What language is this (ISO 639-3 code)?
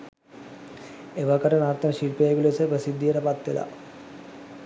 sin